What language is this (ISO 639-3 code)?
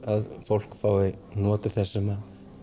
isl